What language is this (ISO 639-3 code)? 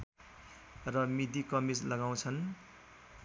nep